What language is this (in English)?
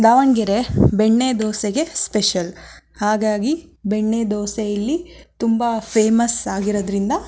Kannada